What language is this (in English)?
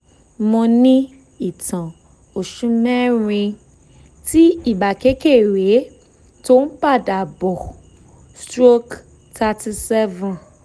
Yoruba